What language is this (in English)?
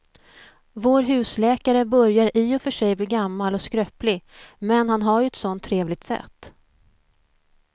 Swedish